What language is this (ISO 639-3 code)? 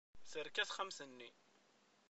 kab